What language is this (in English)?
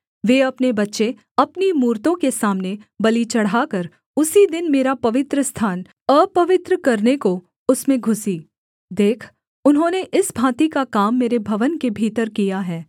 Hindi